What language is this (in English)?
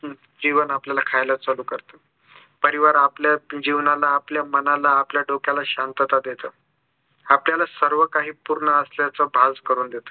Marathi